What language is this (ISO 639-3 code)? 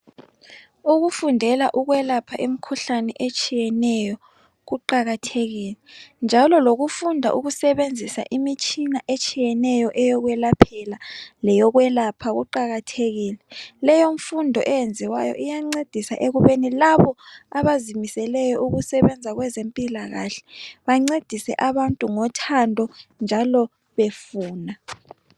nde